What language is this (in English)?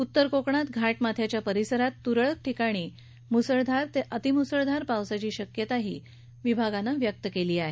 Marathi